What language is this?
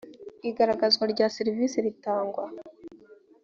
Kinyarwanda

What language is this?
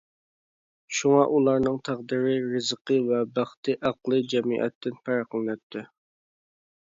Uyghur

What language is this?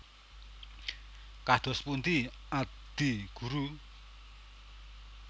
Javanese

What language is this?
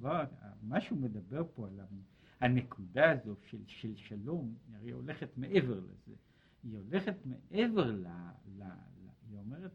Hebrew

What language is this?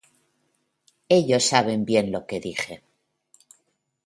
Spanish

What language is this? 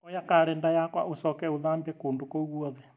Kikuyu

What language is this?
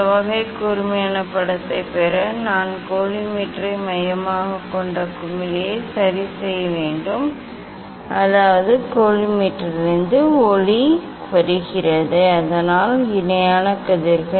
Tamil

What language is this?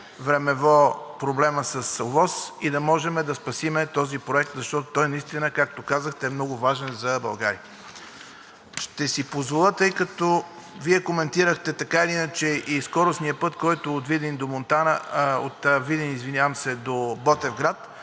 Bulgarian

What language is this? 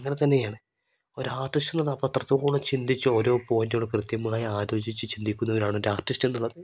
Malayalam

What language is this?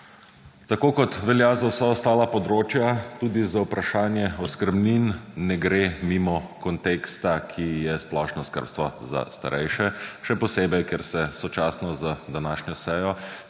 Slovenian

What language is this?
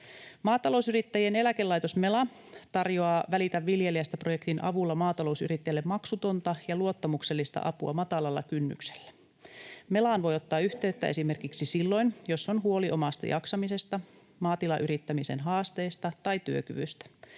Finnish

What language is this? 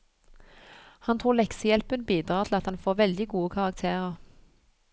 Norwegian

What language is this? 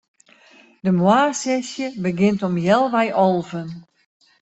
Western Frisian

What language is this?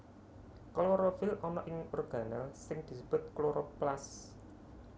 Javanese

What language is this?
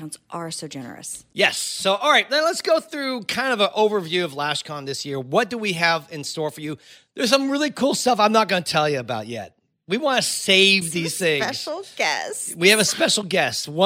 English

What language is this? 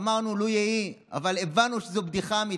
Hebrew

